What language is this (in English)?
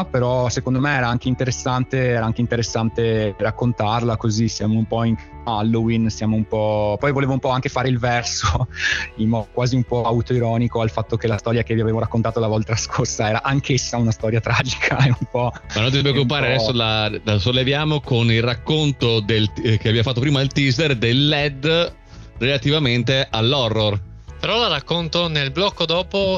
Italian